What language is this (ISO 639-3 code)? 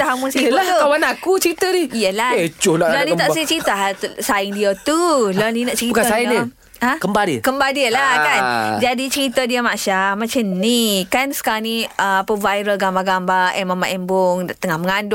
msa